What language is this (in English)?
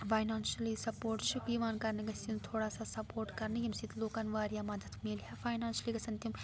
Kashmiri